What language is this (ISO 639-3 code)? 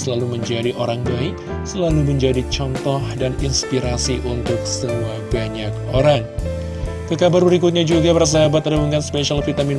ind